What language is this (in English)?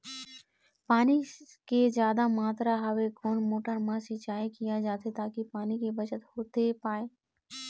Chhattisgarhi